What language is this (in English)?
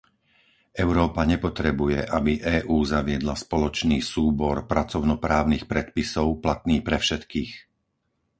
Slovak